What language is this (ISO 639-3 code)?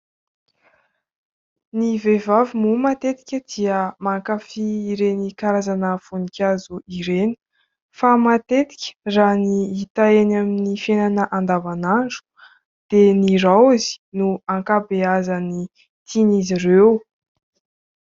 mlg